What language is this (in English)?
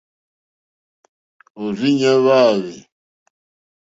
Mokpwe